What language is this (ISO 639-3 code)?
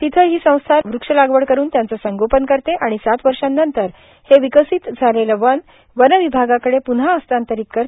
mar